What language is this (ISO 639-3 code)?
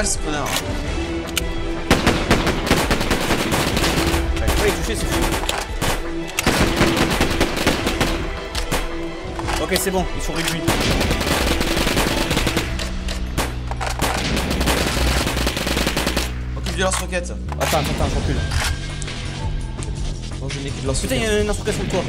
fra